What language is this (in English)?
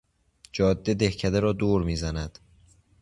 Persian